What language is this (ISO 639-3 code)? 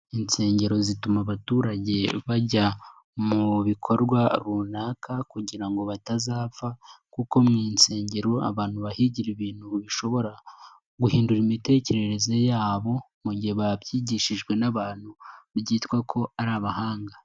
kin